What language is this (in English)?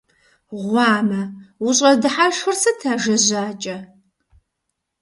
Kabardian